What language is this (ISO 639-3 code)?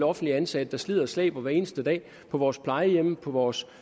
dan